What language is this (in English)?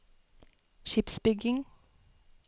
Norwegian